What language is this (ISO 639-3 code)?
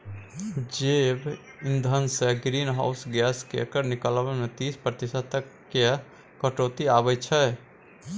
mai